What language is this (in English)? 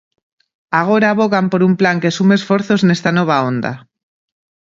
Galician